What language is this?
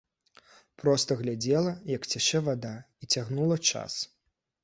Belarusian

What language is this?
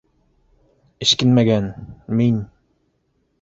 Bashkir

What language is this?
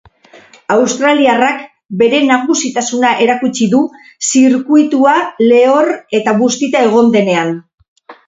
Basque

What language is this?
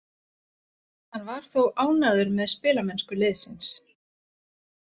Icelandic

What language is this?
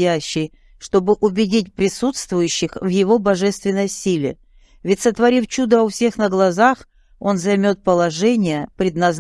Russian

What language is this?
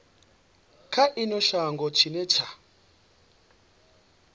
Venda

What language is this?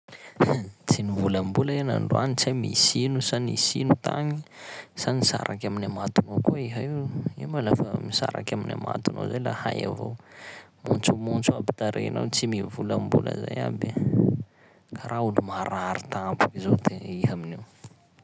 Sakalava Malagasy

